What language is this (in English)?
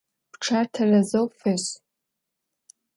Adyghe